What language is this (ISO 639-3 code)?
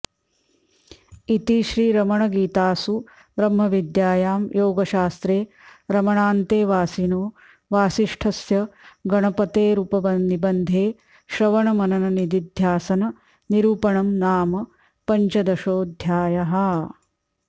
san